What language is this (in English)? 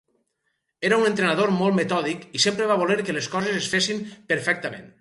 Catalan